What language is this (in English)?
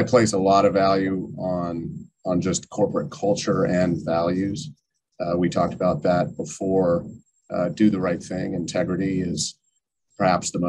English